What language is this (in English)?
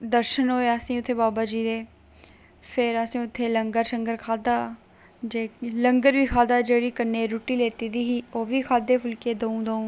Dogri